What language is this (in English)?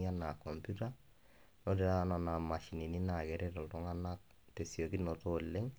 Masai